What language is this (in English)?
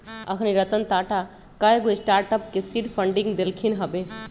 Magahi